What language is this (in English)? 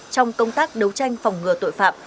Vietnamese